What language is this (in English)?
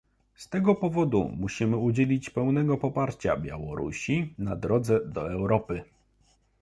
Polish